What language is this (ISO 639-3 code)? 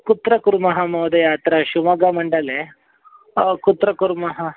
san